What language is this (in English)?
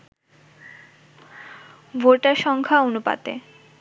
Bangla